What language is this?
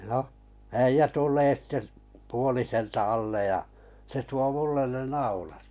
Finnish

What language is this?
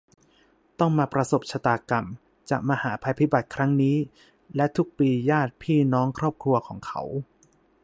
Thai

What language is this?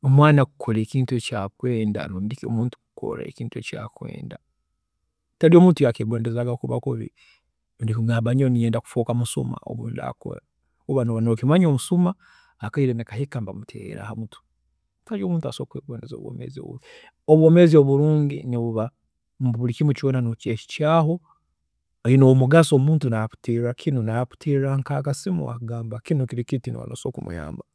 Tooro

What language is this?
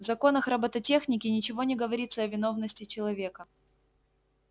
Russian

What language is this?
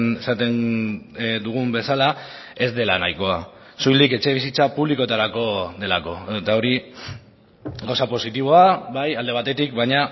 Basque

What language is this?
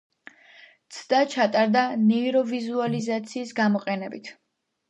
Georgian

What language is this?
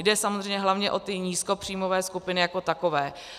Czech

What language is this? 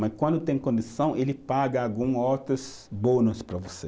Portuguese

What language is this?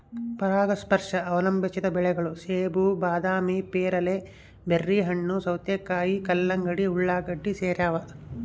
Kannada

